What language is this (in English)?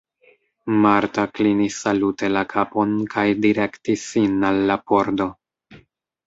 Esperanto